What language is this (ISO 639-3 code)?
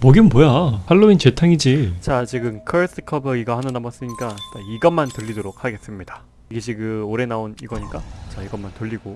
kor